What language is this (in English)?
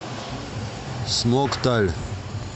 Russian